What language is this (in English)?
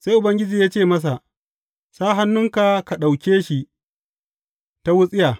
Hausa